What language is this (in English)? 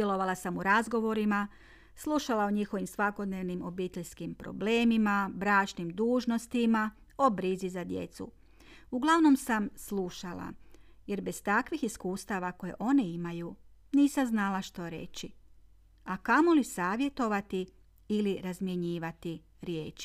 Croatian